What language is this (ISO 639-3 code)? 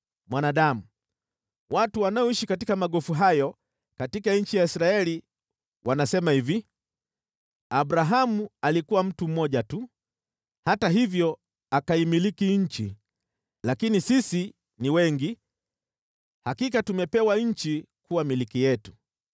swa